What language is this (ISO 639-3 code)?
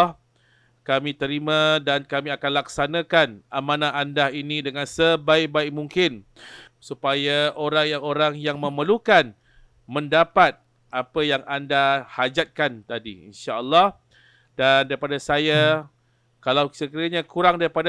msa